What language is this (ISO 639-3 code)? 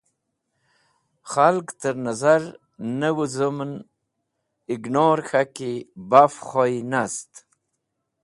wbl